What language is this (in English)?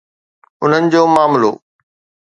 Sindhi